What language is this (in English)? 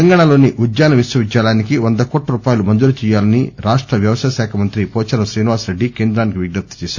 Telugu